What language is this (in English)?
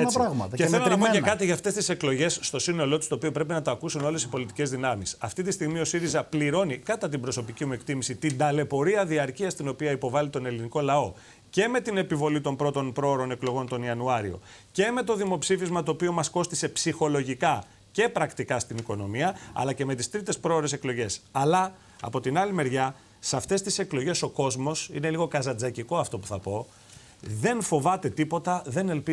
Greek